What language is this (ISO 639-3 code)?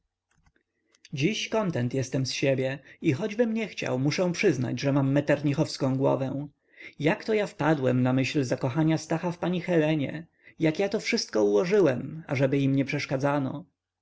pol